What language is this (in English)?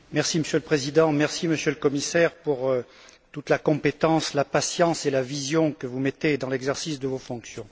French